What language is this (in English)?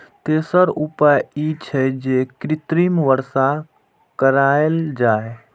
Maithili